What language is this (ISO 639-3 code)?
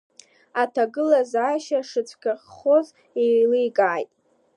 abk